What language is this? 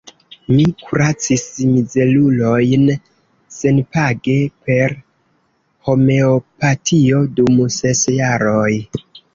Esperanto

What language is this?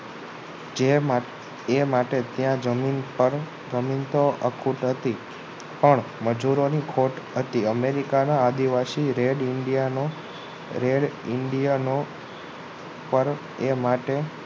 Gujarati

